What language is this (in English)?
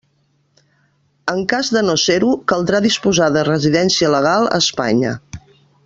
Catalan